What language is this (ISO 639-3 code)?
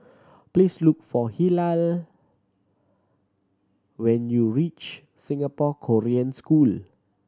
eng